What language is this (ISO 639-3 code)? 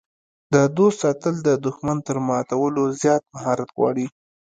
pus